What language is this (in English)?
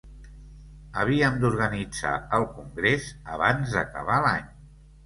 Catalan